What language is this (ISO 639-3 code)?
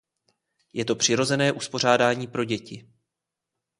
ces